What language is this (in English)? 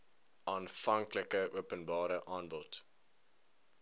Afrikaans